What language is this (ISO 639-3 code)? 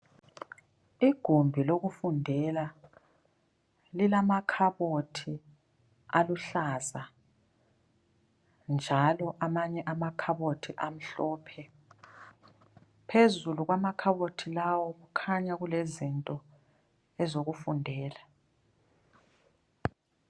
nde